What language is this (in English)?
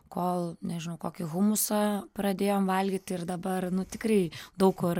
Lithuanian